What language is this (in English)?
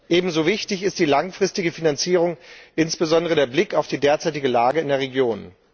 German